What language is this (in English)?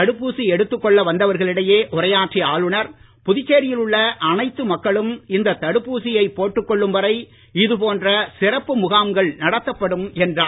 Tamil